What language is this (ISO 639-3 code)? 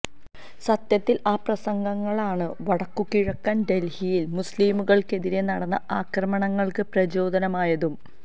mal